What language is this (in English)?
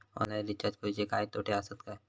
Marathi